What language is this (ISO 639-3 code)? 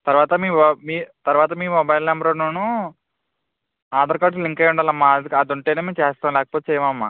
tel